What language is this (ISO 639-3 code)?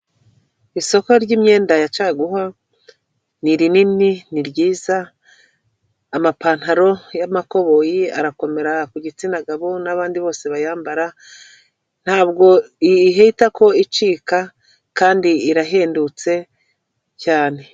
kin